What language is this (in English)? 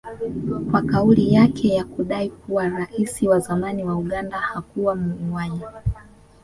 Swahili